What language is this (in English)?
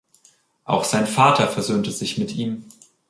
German